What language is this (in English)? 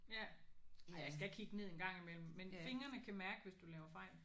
Danish